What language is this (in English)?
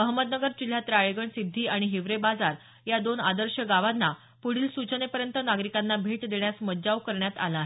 Marathi